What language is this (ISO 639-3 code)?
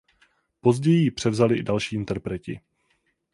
ces